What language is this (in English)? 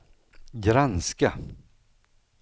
Swedish